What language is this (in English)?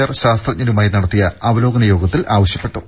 Malayalam